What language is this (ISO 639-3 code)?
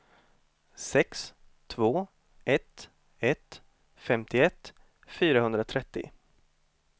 swe